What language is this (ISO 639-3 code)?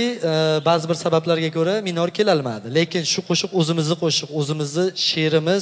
tur